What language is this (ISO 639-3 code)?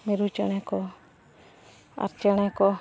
sat